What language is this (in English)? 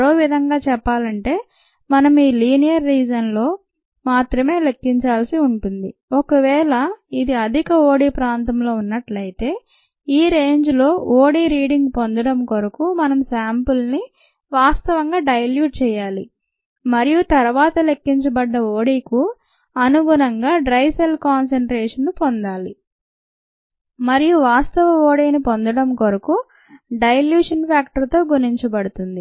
Telugu